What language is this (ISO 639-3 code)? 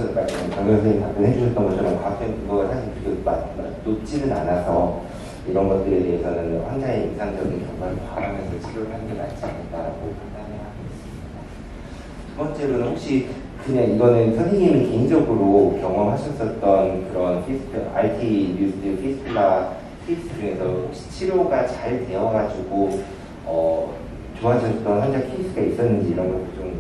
kor